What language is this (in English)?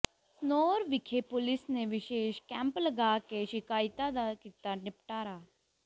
Punjabi